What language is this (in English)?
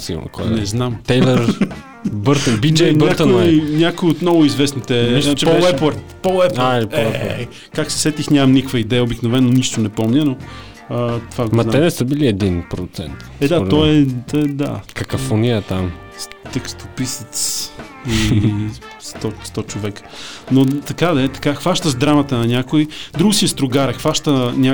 Bulgarian